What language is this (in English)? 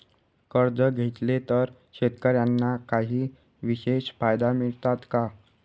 Marathi